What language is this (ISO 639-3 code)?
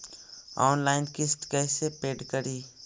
mag